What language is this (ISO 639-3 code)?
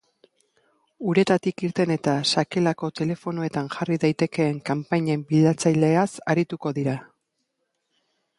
eus